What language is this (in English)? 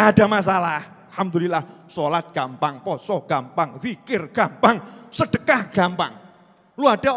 Indonesian